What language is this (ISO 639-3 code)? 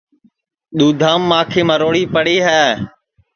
ssi